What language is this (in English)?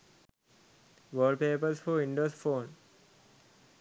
Sinhala